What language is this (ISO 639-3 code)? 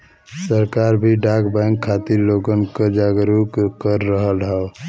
bho